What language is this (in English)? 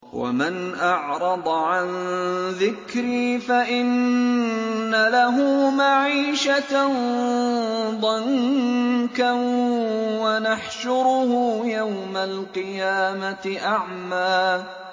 Arabic